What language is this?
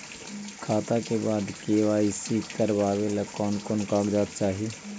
Magahi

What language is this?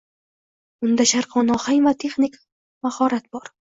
Uzbek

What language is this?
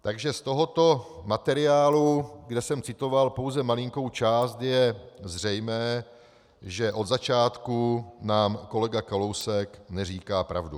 Czech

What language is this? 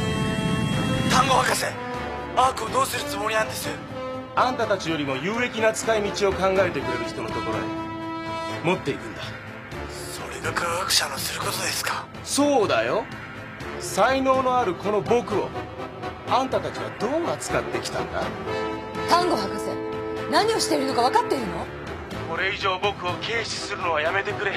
Japanese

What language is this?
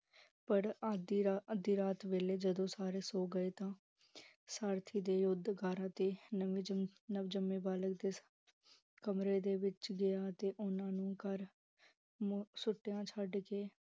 Punjabi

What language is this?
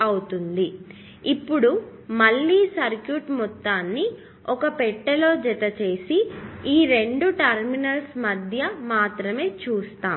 Telugu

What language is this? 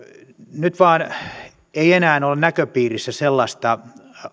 Finnish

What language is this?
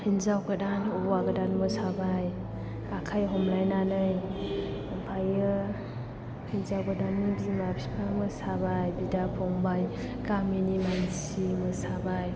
Bodo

